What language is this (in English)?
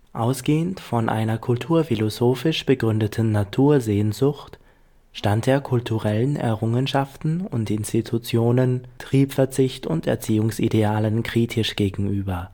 German